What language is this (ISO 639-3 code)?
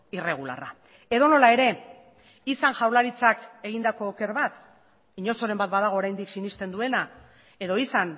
eus